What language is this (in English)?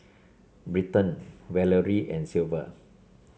English